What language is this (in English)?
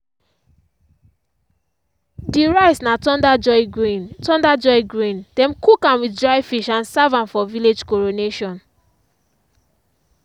Nigerian Pidgin